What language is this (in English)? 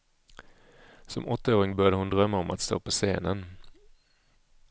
Swedish